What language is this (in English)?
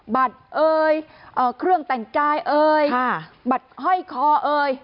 Thai